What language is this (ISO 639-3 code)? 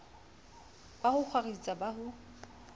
sot